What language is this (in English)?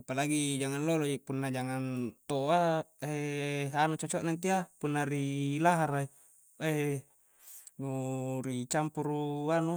Coastal Konjo